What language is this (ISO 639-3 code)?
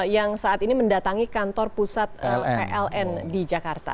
ind